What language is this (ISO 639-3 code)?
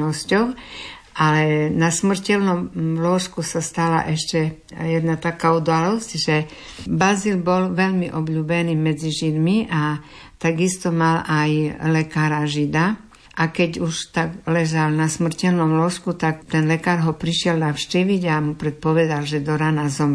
slk